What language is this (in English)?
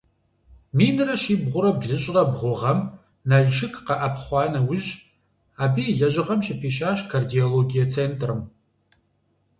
Kabardian